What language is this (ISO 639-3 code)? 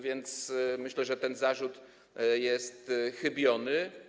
pol